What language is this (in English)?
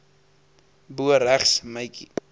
Afrikaans